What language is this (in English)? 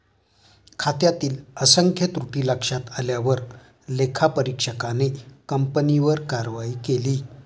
Marathi